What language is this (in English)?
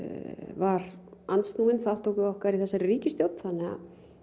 Icelandic